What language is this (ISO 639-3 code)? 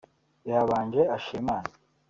kin